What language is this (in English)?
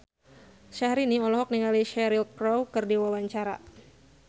Sundanese